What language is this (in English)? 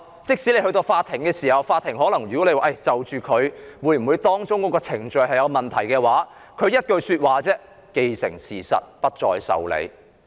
Cantonese